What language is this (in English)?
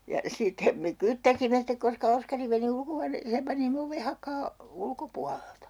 Finnish